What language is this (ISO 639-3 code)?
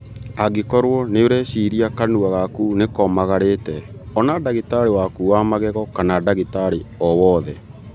kik